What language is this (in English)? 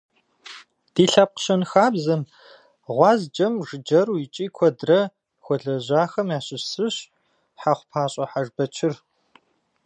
Kabardian